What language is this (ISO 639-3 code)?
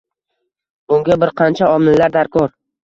uzb